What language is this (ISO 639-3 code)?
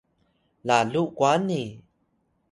tay